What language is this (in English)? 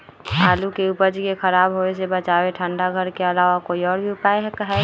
Magahi